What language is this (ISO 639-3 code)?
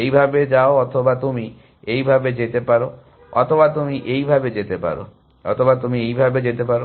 ben